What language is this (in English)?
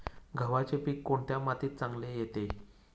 Marathi